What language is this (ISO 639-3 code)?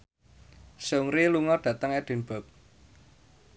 jav